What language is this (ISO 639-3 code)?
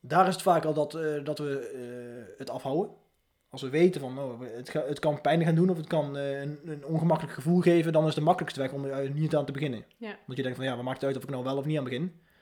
nld